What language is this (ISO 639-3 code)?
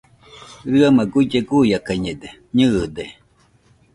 hux